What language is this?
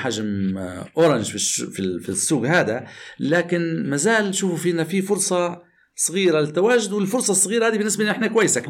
Arabic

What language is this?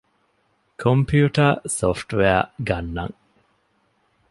Divehi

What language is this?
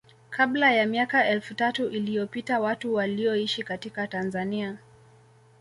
Swahili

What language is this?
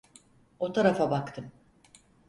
Turkish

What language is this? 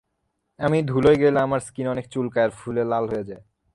Bangla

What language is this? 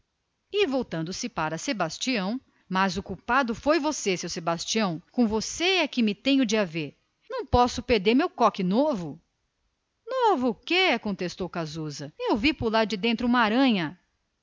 Portuguese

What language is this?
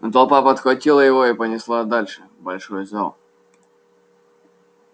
Russian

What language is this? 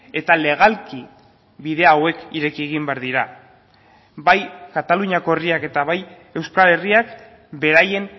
Basque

